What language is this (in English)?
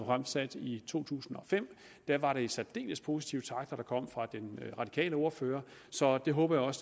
Danish